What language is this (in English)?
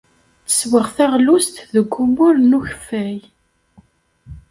Kabyle